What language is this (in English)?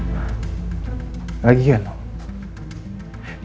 Indonesian